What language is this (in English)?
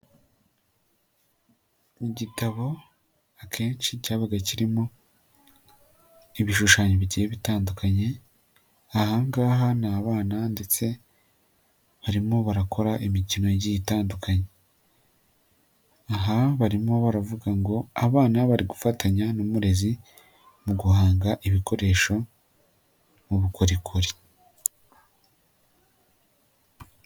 Kinyarwanda